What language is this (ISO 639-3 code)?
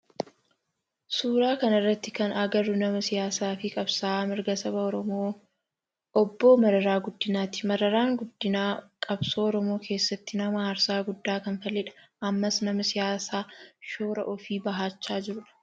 orm